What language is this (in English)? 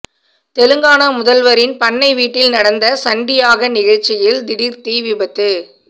Tamil